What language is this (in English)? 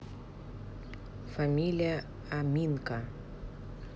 Russian